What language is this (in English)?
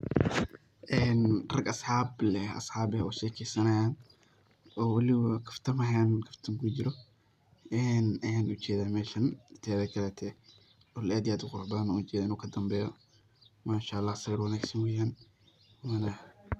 Somali